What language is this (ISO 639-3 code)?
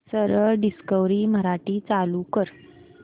mar